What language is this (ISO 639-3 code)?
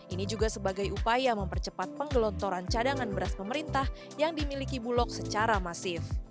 ind